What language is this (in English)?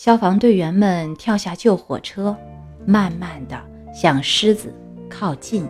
Chinese